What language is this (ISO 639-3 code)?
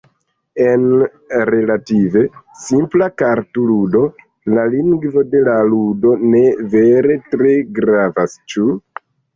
epo